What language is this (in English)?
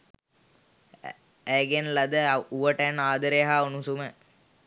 Sinhala